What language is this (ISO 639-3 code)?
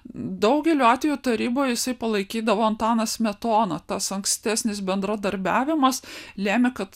lit